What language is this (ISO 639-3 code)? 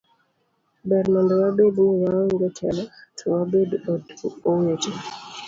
luo